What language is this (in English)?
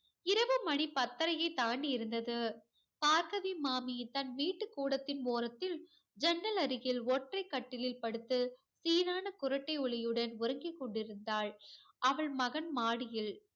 Tamil